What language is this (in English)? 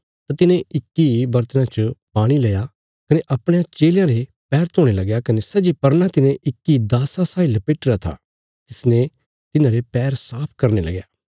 Bilaspuri